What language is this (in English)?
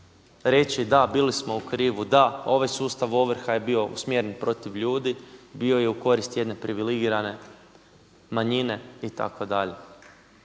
Croatian